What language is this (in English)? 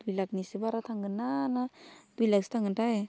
Bodo